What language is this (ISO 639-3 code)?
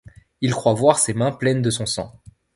fra